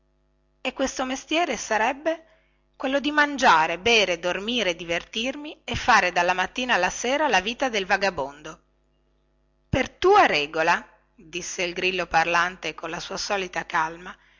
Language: Italian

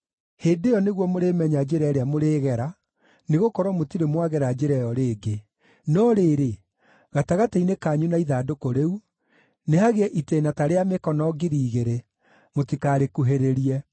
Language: Kikuyu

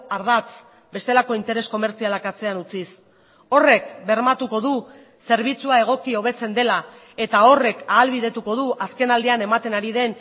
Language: Basque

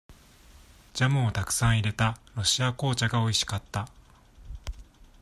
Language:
Japanese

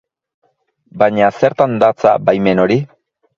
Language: Basque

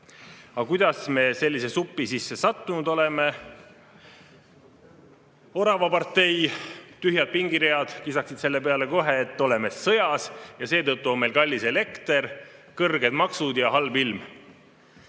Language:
Estonian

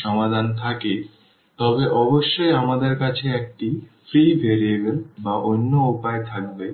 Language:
Bangla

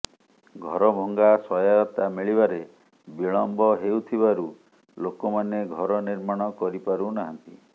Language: Odia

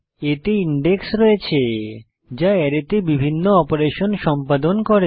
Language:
Bangla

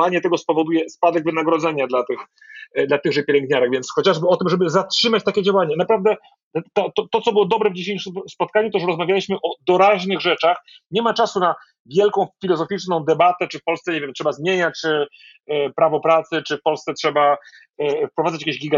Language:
Polish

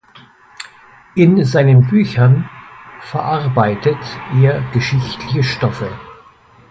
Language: German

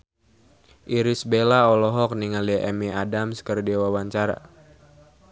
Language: Sundanese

